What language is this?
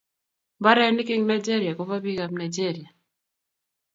Kalenjin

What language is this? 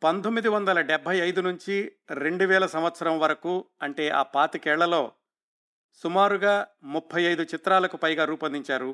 Telugu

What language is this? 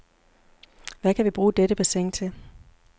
Danish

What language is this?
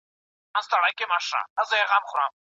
Pashto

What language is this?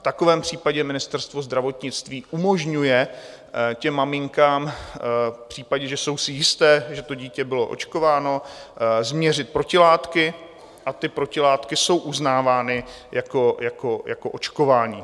Czech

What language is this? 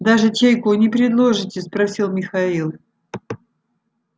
Russian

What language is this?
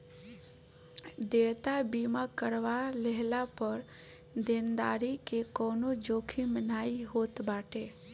Bhojpuri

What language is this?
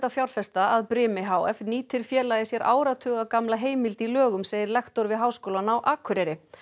Icelandic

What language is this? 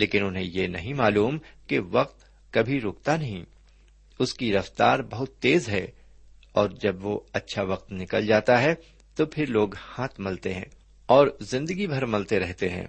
Urdu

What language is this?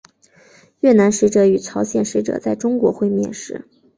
Chinese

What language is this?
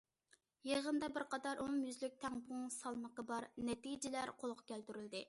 Uyghur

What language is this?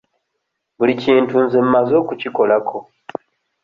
Ganda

